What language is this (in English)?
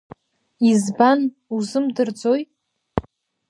Abkhazian